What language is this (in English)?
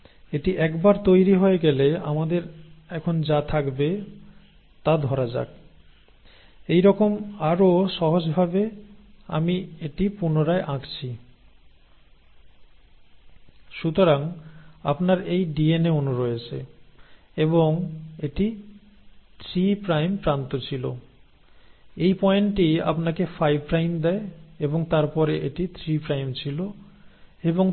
Bangla